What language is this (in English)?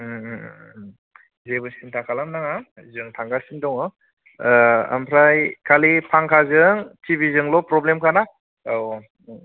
Bodo